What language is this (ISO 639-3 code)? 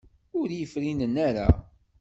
kab